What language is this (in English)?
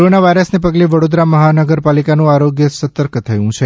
Gujarati